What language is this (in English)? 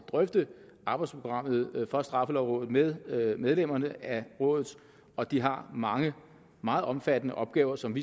Danish